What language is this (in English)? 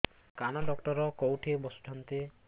Odia